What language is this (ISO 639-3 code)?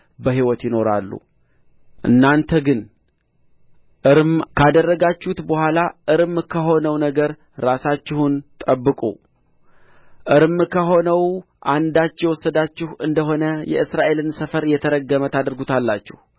amh